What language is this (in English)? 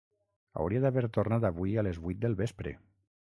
Catalan